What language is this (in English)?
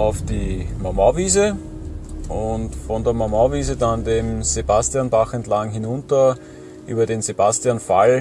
German